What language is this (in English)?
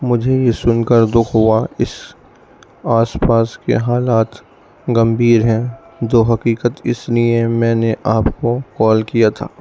Urdu